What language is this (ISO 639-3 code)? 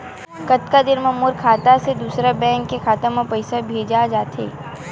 hne